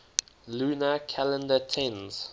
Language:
English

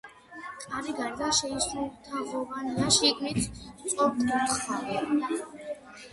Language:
Georgian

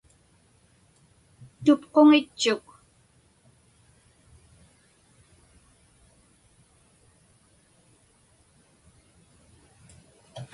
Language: Inupiaq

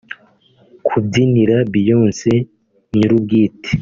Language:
Kinyarwanda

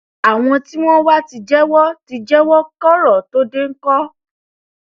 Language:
Yoruba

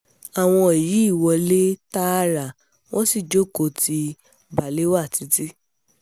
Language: Yoruba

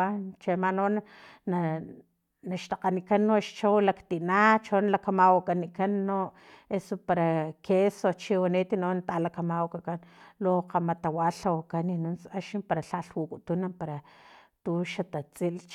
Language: Filomena Mata-Coahuitlán Totonac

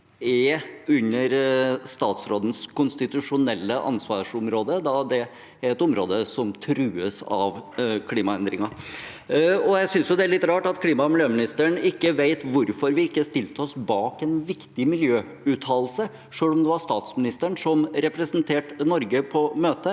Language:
Norwegian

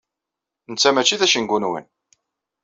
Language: Kabyle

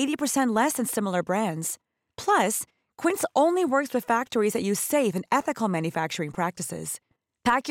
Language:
Filipino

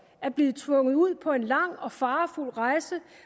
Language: Danish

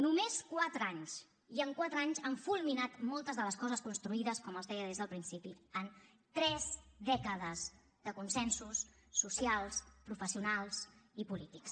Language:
Catalan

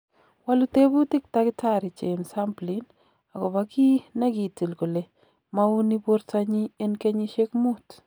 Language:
Kalenjin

